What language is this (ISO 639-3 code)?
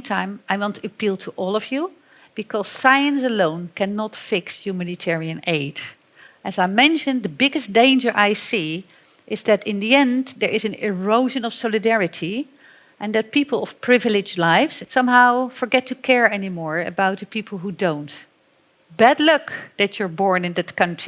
nld